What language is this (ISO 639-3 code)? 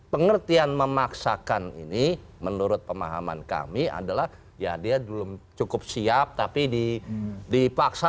ind